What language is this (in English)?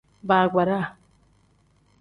Tem